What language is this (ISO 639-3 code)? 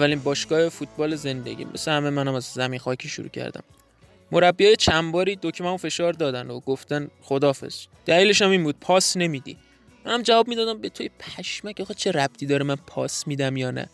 fas